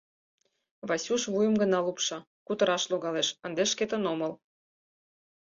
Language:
Mari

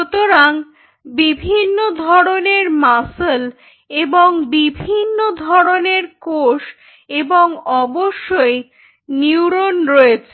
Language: Bangla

